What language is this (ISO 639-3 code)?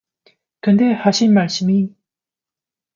kor